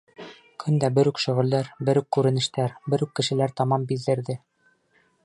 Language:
Bashkir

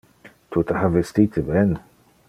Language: Interlingua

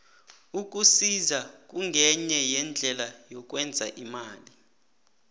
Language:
South Ndebele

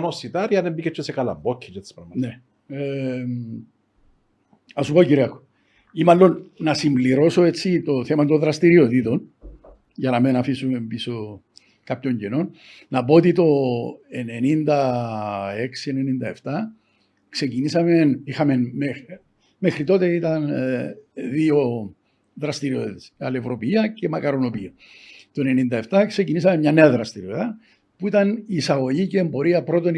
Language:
Greek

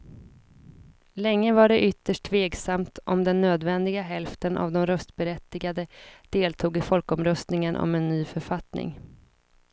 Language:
Swedish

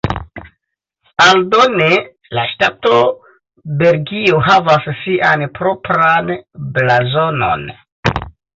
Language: Esperanto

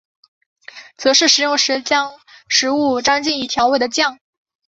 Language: Chinese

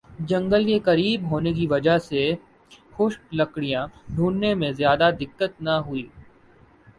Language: Urdu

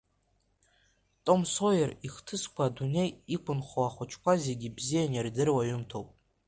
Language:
Abkhazian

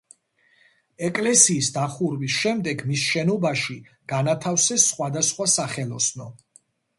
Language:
Georgian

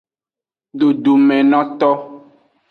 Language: Aja (Benin)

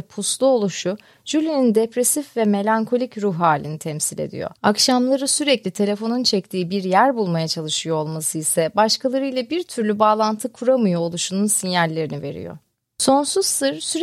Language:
Turkish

